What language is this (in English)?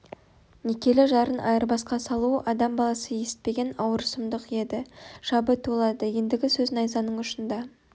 Kazakh